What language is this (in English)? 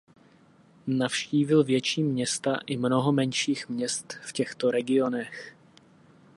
Czech